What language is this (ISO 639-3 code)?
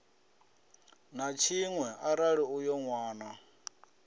ven